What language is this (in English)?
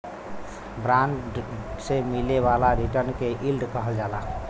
Bhojpuri